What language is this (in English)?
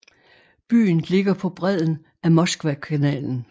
Danish